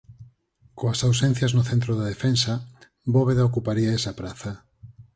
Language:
Galician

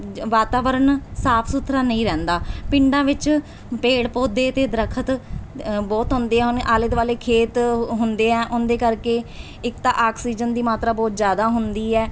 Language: Punjabi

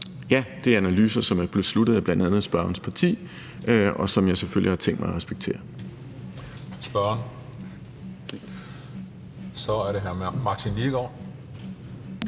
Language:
Danish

